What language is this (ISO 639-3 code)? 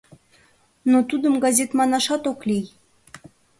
chm